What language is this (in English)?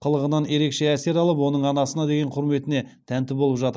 Kazakh